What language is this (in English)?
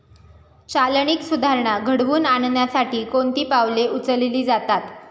Marathi